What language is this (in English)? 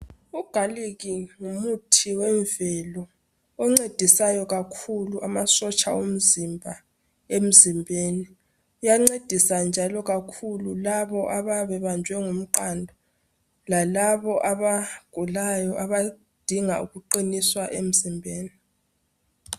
North Ndebele